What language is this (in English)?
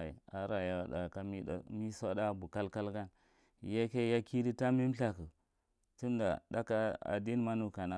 Marghi Central